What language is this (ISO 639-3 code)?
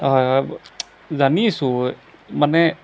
asm